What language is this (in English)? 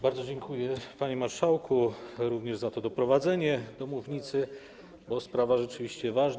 Polish